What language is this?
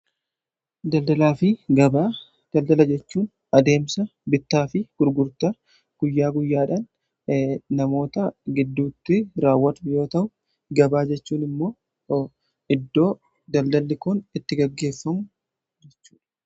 Oromo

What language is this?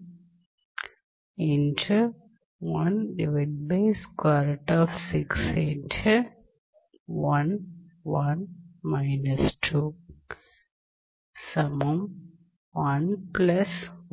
Tamil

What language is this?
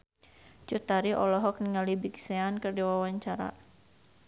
Sundanese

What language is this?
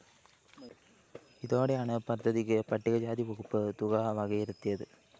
Malayalam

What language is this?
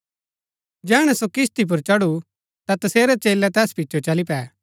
Gaddi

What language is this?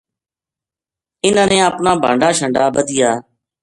Gujari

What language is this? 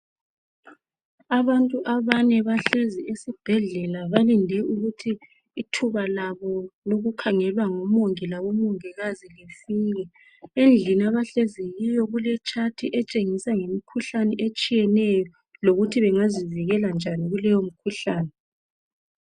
North Ndebele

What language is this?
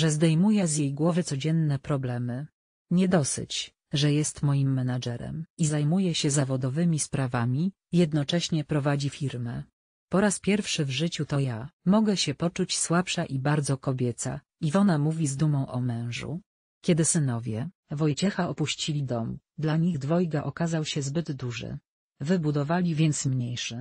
Polish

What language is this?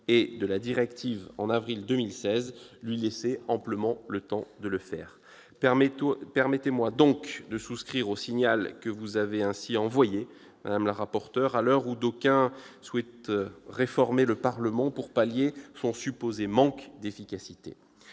French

